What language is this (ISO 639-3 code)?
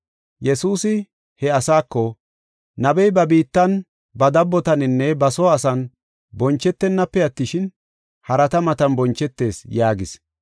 gof